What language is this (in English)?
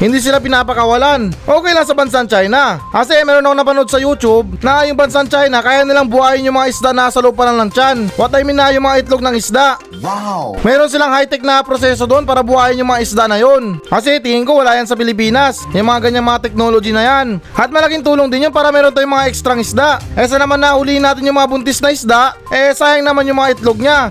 Filipino